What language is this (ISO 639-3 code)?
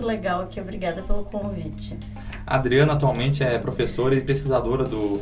por